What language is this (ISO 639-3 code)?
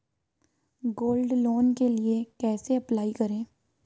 hin